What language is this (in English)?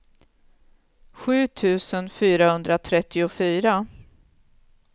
Swedish